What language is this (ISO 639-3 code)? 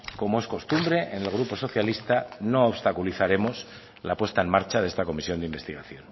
spa